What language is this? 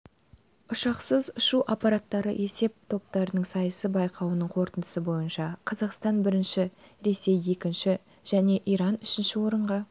Kazakh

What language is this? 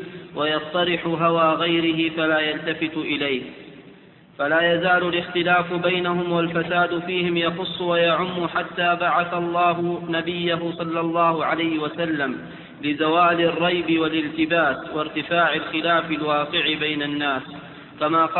Arabic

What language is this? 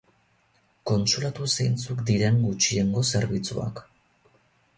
Basque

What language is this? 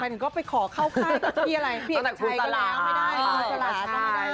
Thai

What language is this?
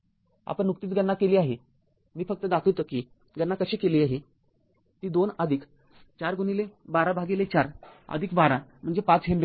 Marathi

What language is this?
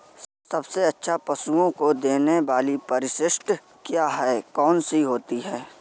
Hindi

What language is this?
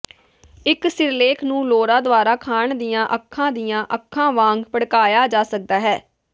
Punjabi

